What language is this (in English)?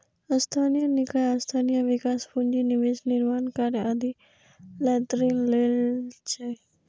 Maithili